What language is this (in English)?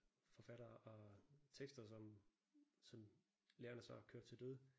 Danish